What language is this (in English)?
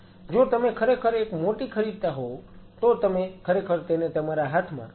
Gujarati